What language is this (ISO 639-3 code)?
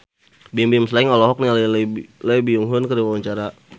sun